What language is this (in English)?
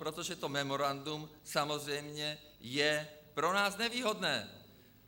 Czech